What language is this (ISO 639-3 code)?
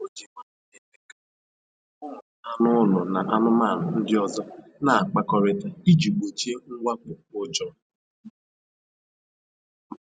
ibo